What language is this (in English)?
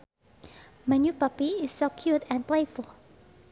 Sundanese